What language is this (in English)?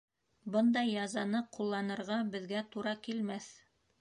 Bashkir